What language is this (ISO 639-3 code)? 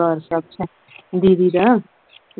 pan